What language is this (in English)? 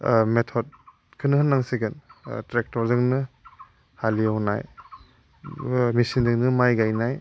Bodo